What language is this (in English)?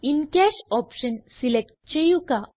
Malayalam